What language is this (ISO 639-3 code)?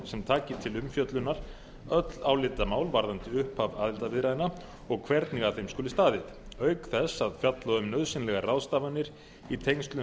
isl